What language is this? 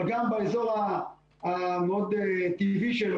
Hebrew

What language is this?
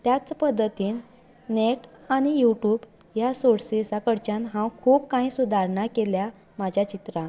Konkani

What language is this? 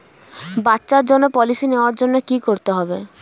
Bangla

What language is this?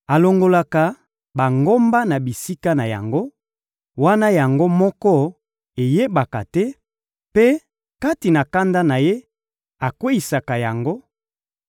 Lingala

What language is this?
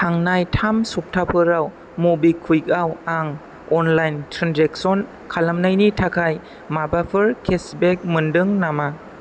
Bodo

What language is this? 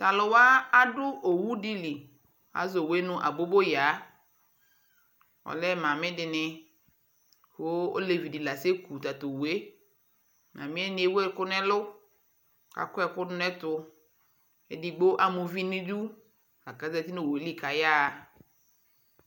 Ikposo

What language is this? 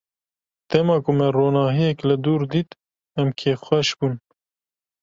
Kurdish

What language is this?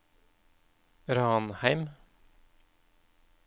Norwegian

